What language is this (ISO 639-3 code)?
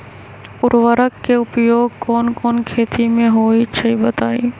mag